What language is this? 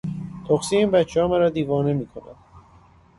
Persian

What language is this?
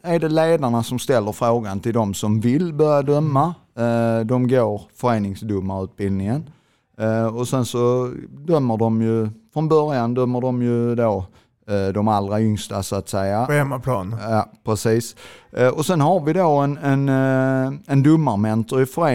Swedish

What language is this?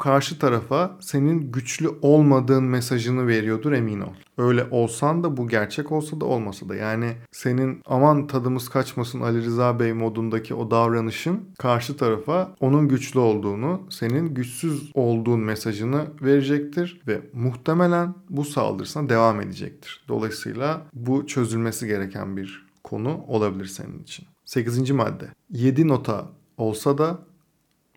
Turkish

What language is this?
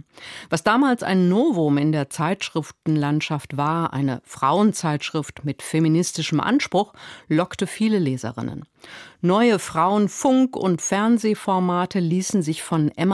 German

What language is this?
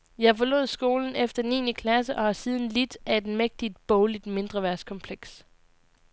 Danish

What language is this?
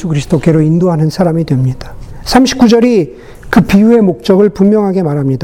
Korean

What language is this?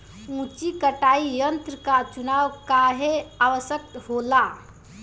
Bhojpuri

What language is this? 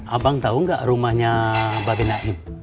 Indonesian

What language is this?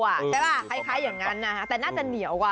Thai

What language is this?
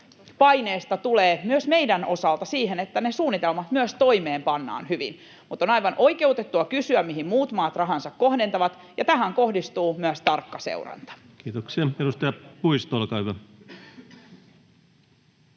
Finnish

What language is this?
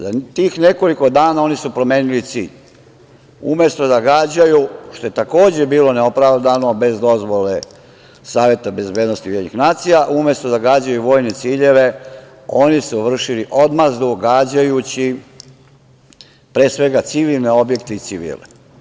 Serbian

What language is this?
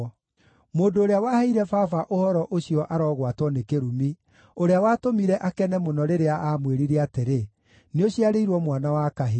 Kikuyu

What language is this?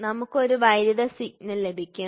Malayalam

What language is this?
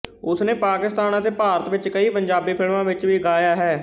Punjabi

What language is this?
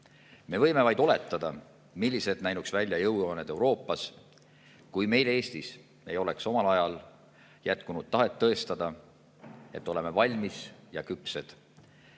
Estonian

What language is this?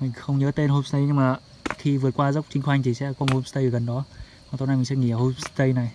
Vietnamese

